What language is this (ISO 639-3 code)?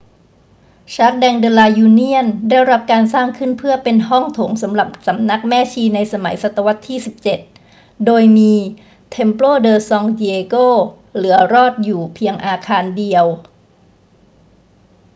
tha